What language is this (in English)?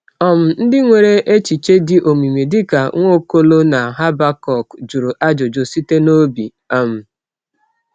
Igbo